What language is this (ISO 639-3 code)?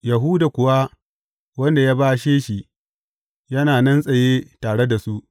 hau